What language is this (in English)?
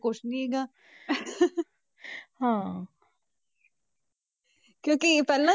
Punjabi